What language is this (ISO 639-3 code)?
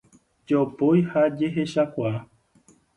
grn